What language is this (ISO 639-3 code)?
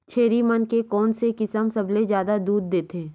hne